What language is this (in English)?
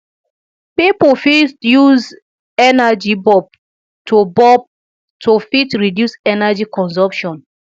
Nigerian Pidgin